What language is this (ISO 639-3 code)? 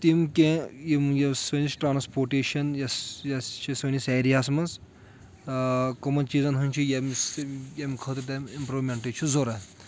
kas